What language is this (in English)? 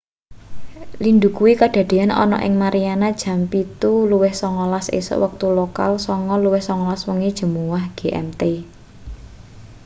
Javanese